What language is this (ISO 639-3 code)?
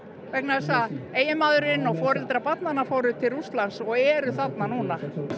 isl